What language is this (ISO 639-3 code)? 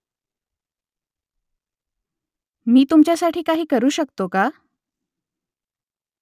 mar